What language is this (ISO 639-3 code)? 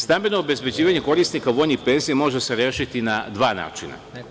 srp